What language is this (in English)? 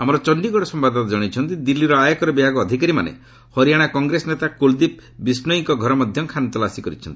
Odia